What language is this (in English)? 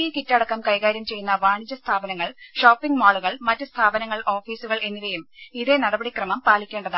Malayalam